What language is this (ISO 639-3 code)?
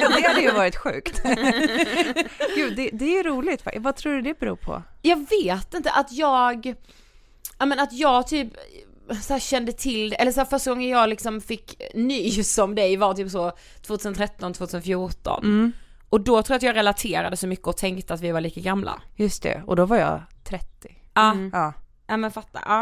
swe